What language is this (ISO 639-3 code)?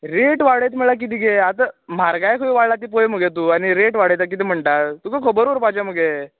kok